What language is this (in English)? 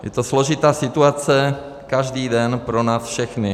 Czech